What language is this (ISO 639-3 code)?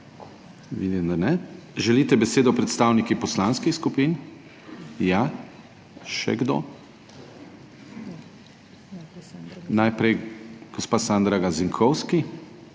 slv